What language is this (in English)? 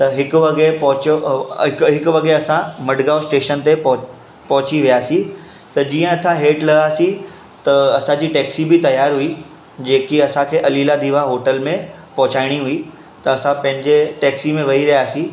Sindhi